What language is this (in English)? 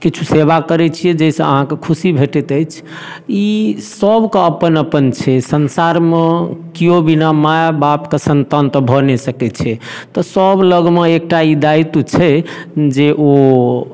Maithili